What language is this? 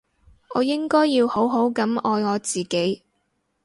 Cantonese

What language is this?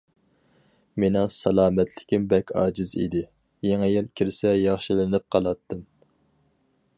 Uyghur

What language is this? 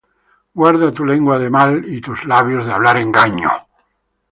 Spanish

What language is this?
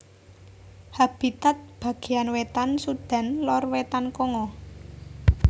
Javanese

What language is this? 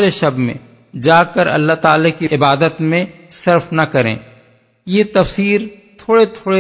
Urdu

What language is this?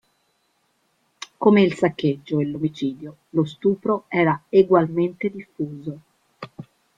Italian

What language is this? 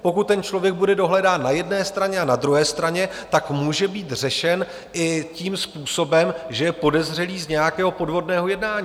Czech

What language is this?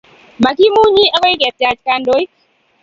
Kalenjin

